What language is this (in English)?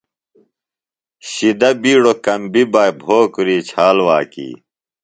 Phalura